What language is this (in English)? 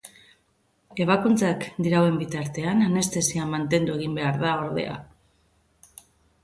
Basque